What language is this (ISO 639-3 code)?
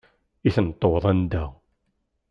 kab